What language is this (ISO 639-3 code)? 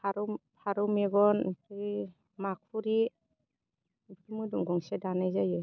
brx